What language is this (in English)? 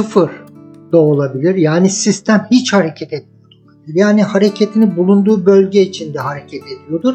Turkish